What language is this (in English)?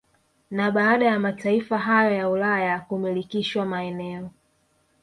Swahili